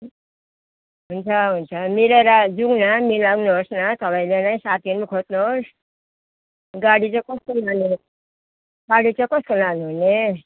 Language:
Nepali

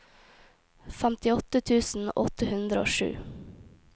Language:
Norwegian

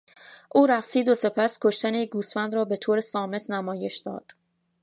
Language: Persian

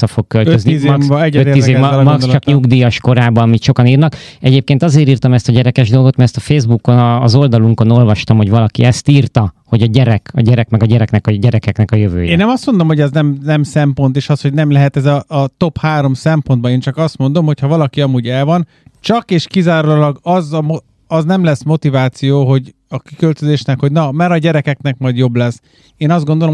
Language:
Hungarian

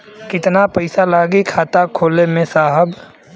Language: Bhojpuri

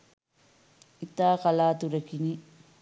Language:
Sinhala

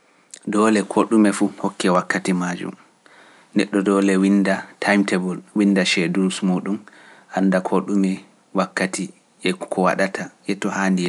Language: Pular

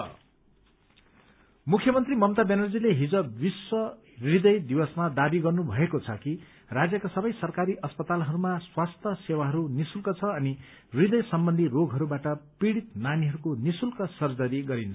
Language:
Nepali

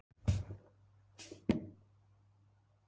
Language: Icelandic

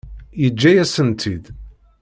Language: Kabyle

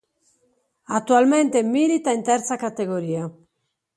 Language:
Italian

